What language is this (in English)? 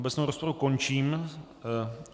Czech